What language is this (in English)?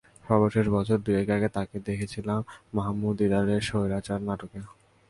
Bangla